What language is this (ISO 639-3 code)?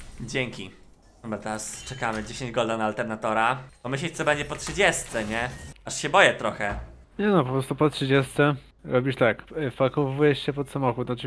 pol